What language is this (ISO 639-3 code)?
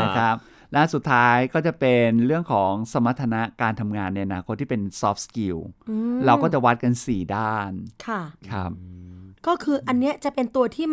tha